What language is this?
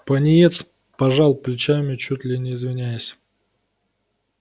Russian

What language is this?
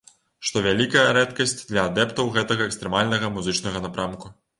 Belarusian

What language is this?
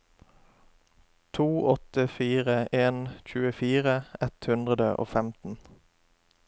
Norwegian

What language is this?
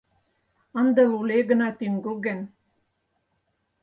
Mari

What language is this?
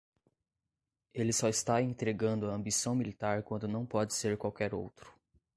Portuguese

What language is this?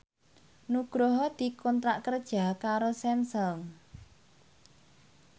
Javanese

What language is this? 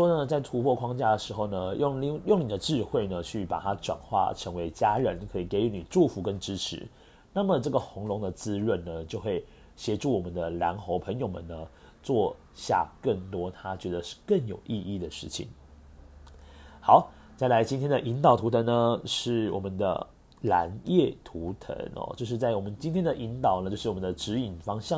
Chinese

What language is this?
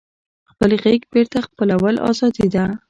Pashto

